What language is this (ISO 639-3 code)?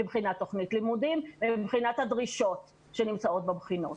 heb